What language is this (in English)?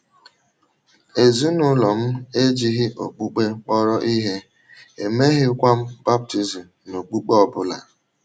Igbo